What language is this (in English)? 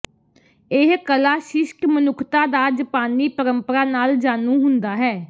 Punjabi